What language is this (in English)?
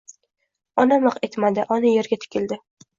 Uzbek